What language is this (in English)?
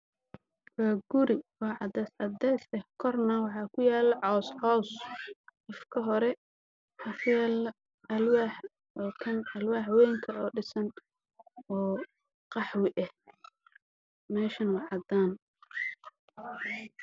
Somali